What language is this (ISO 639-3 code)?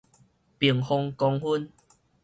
nan